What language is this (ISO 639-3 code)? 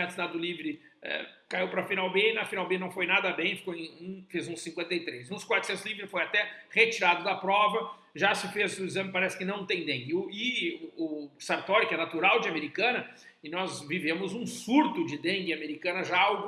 por